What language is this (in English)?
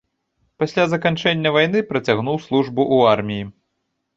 Belarusian